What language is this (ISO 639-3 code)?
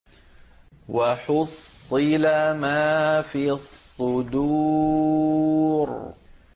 ara